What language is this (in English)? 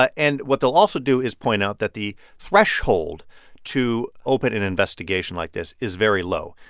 English